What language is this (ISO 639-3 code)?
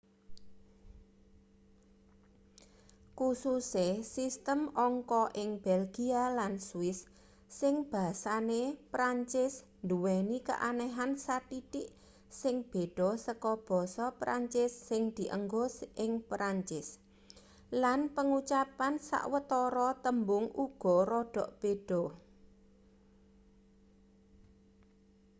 jav